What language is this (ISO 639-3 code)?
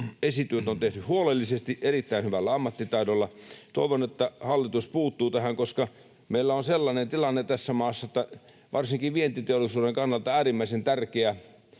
fin